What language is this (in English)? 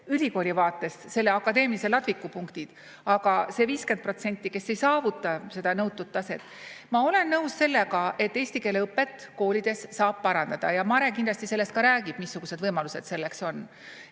Estonian